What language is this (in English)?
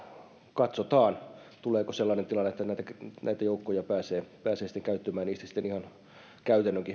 Finnish